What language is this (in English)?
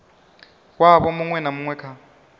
Venda